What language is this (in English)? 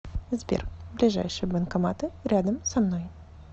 Russian